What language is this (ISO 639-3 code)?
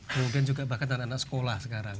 ind